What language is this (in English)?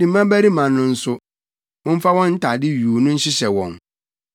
Akan